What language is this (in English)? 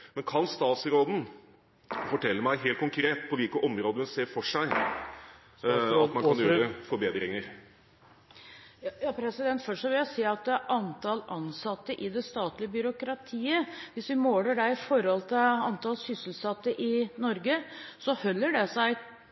Norwegian Bokmål